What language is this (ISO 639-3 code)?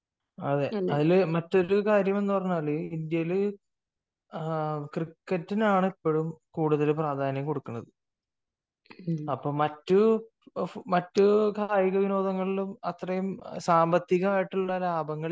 mal